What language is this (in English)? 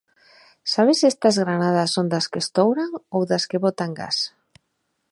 Galician